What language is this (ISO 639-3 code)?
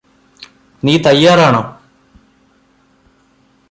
mal